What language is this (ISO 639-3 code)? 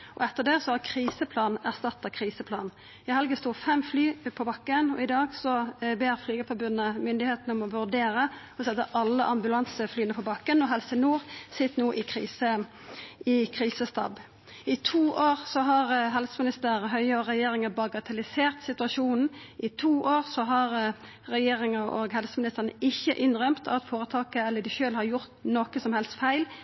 nno